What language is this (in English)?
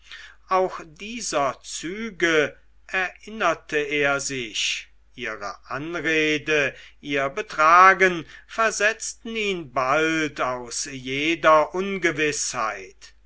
German